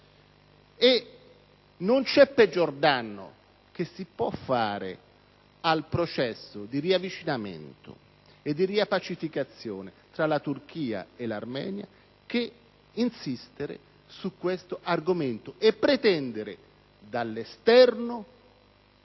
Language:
Italian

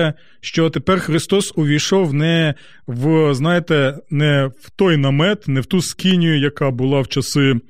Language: Ukrainian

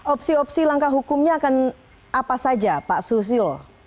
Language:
Indonesian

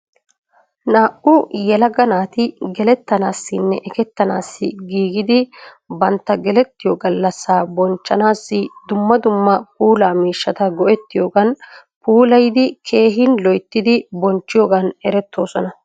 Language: Wolaytta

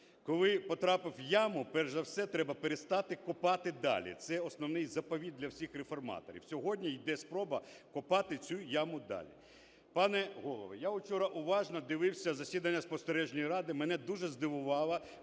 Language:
Ukrainian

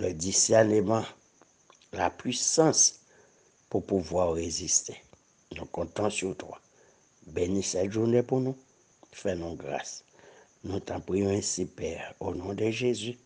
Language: French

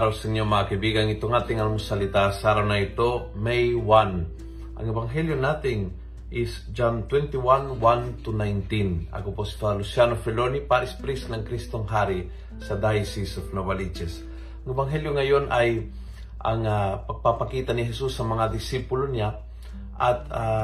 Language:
Filipino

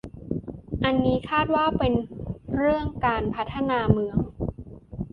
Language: Thai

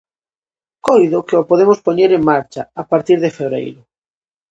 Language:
Galician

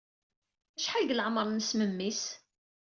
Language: Kabyle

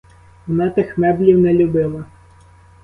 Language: Ukrainian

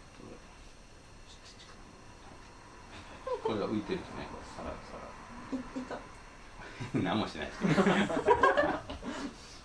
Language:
Japanese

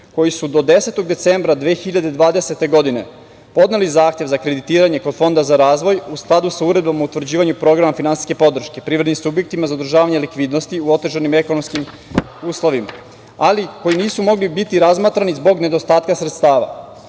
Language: Serbian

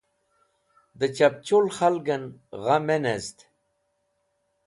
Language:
Wakhi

